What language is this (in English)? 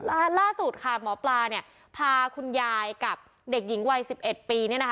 Thai